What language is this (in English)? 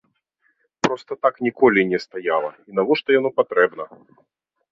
Belarusian